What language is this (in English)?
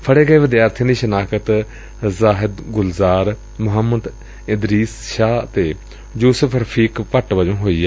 Punjabi